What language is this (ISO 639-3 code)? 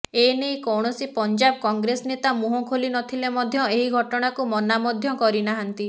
ori